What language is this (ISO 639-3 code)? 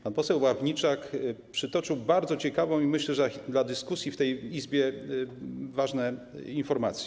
pol